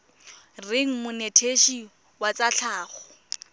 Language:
Tswana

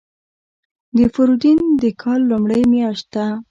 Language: Pashto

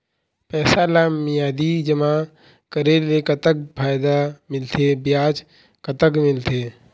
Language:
Chhattisgarhi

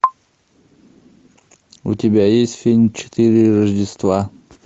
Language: Russian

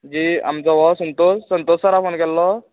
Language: Konkani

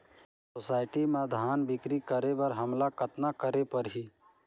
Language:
Chhattisgarhi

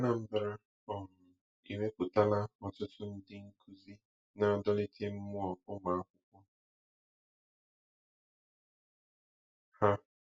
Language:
Igbo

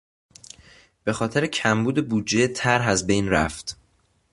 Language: Persian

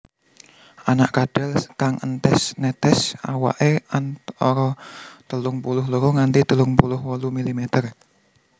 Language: Javanese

